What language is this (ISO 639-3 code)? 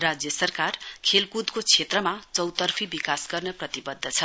nep